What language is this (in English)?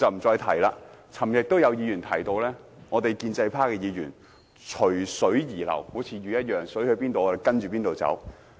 Cantonese